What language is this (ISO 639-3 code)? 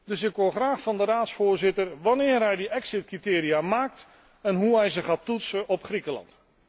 nld